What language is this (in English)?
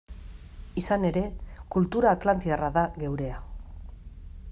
Basque